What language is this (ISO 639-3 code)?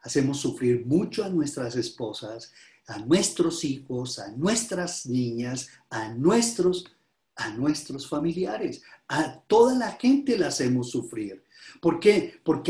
spa